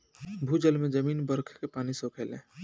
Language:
Bhojpuri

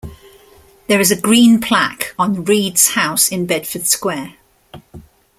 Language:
English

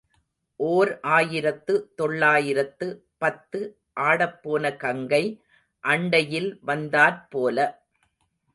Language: Tamil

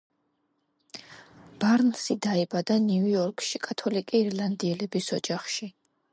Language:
Georgian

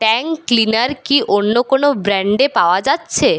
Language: Bangla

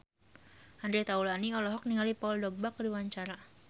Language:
Sundanese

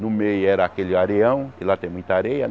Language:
Portuguese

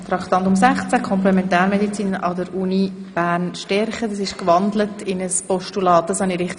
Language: Swiss German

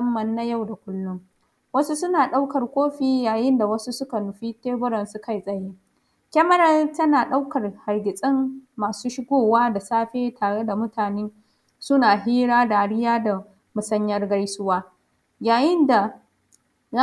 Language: Hausa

